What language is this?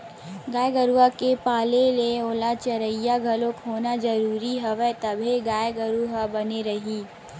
Chhattisgarhi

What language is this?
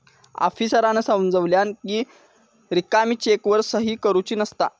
Marathi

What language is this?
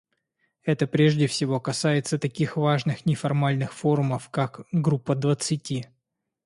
Russian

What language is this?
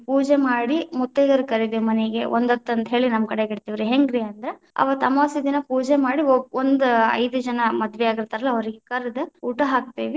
Kannada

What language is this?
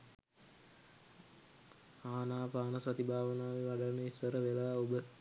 Sinhala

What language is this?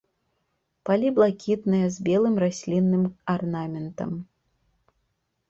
Belarusian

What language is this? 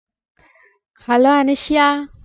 Tamil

